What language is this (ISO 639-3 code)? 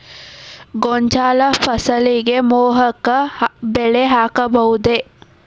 kan